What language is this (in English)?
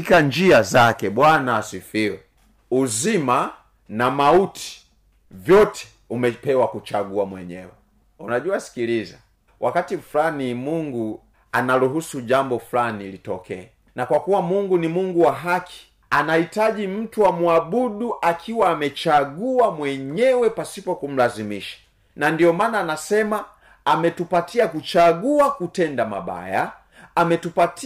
Swahili